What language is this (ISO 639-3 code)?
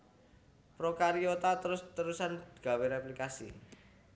jav